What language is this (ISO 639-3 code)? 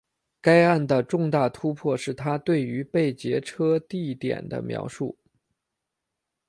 zho